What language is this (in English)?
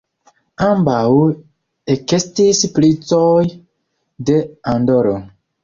Esperanto